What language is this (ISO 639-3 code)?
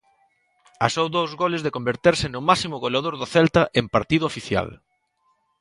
glg